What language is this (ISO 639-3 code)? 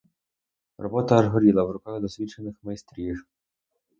ukr